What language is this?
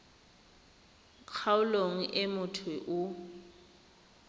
Tswana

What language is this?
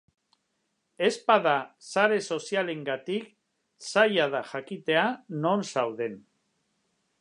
Basque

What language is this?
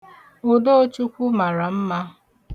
Igbo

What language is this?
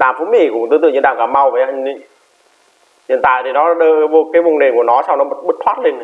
Vietnamese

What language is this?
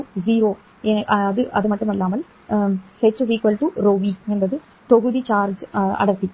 Tamil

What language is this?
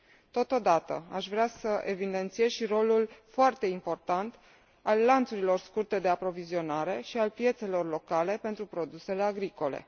Romanian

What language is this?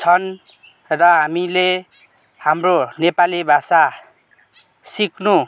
Nepali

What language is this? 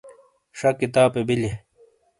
Shina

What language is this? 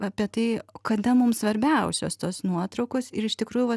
Lithuanian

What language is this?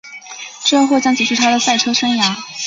Chinese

